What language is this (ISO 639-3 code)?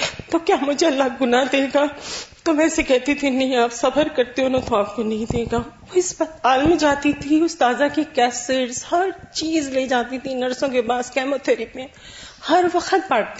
urd